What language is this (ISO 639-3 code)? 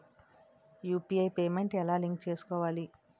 tel